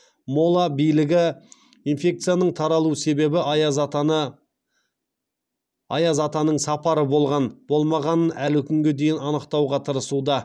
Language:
Kazakh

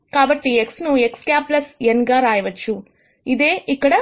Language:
Telugu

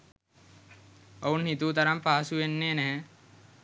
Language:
Sinhala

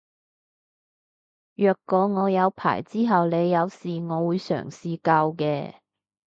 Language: Cantonese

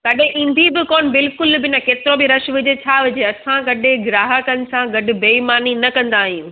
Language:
Sindhi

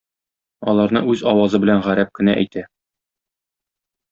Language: Tatar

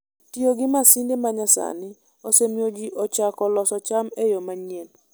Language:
Luo (Kenya and Tanzania)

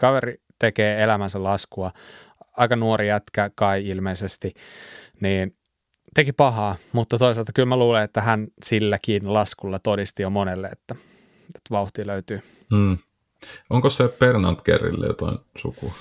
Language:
Finnish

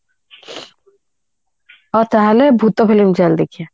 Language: Odia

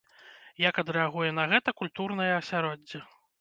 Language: Belarusian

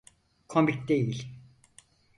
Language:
Turkish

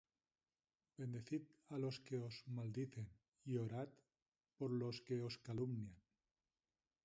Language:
Spanish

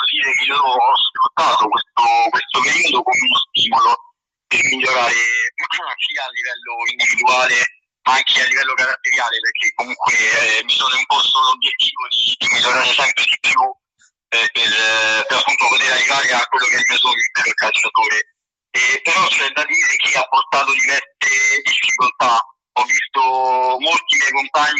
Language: Italian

